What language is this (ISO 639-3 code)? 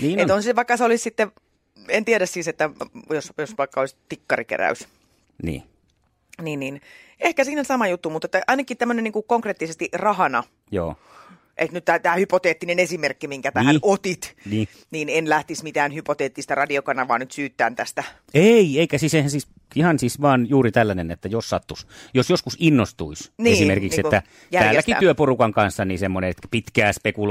fin